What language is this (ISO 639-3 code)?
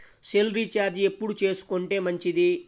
tel